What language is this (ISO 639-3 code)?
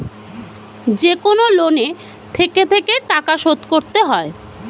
ben